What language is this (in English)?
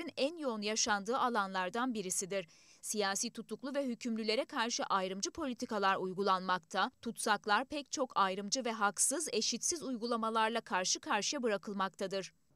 Turkish